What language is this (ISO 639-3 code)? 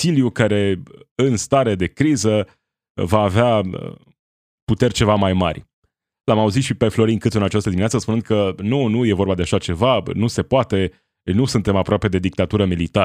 ron